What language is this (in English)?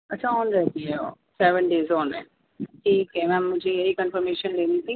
Urdu